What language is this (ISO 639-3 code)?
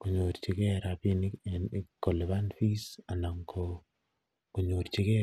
kln